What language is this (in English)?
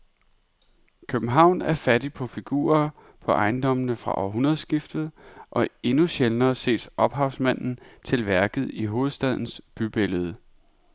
Danish